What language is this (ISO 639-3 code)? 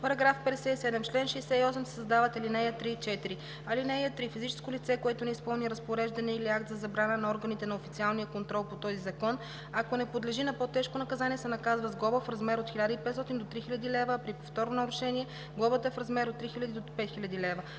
bul